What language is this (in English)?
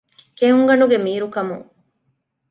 Divehi